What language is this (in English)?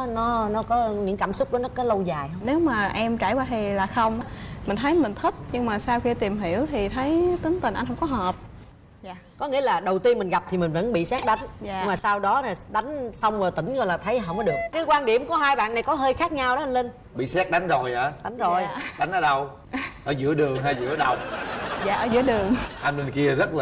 Vietnamese